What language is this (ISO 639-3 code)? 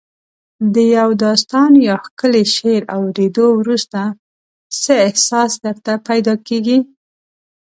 pus